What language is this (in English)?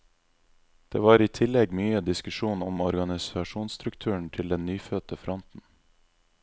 Norwegian